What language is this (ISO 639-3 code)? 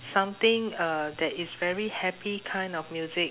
eng